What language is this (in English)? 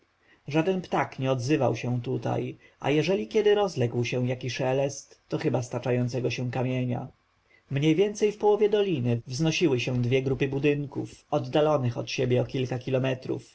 Polish